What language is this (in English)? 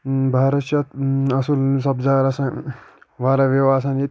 Kashmiri